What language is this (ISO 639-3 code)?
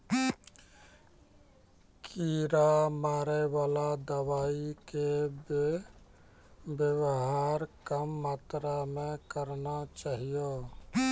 mai